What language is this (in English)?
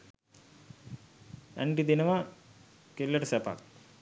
Sinhala